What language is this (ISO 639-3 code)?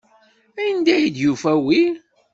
kab